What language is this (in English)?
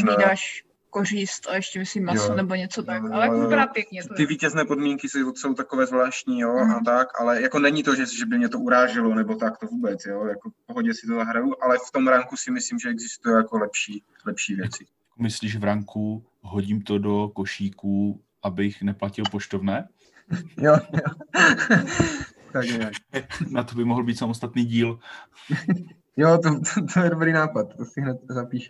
Czech